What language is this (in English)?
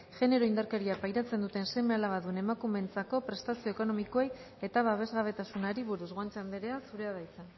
Basque